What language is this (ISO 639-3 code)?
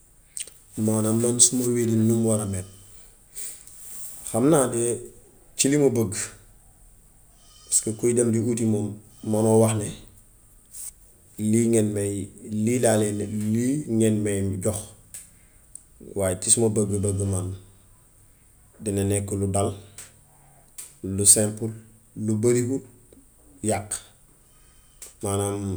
wof